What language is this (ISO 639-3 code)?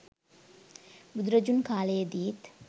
sin